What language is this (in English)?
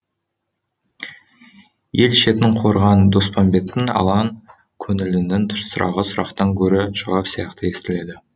Kazakh